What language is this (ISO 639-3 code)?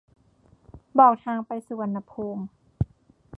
tha